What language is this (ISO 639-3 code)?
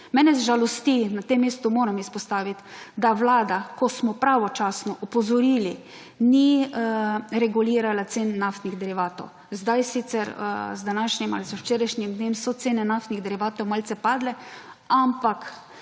slv